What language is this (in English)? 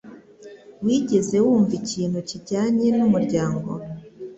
Kinyarwanda